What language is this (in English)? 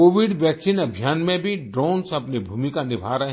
Hindi